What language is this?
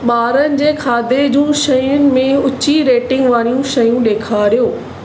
Sindhi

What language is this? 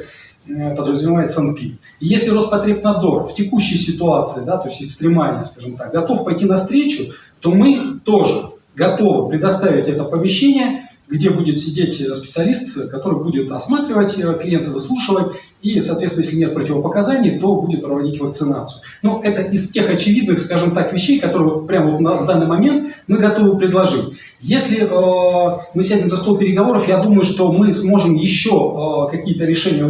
Russian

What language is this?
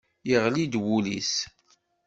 Kabyle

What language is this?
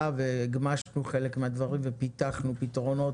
Hebrew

